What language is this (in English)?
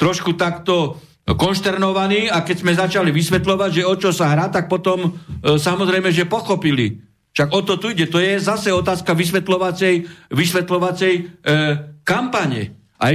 Slovak